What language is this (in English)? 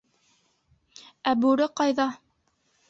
Bashkir